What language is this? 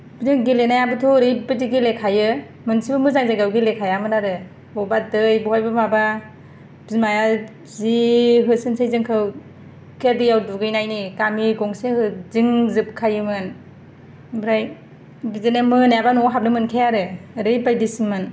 Bodo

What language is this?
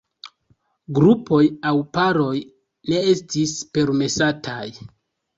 Esperanto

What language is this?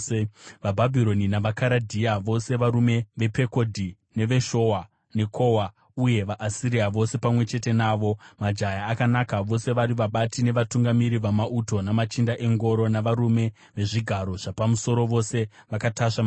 Shona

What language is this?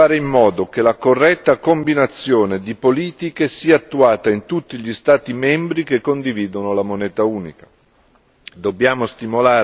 Italian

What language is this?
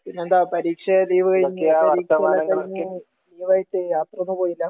Malayalam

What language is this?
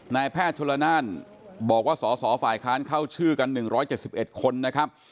Thai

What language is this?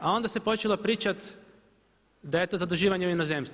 Croatian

